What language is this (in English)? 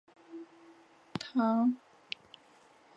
Chinese